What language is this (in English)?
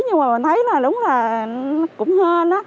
Vietnamese